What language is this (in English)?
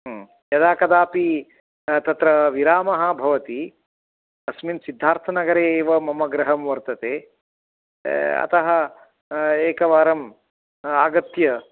Sanskrit